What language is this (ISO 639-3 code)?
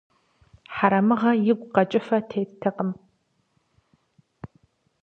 kbd